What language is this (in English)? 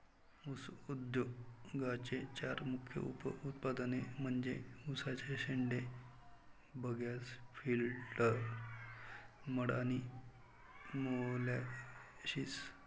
Marathi